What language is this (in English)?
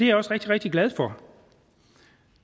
Danish